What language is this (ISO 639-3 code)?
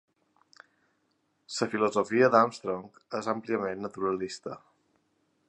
cat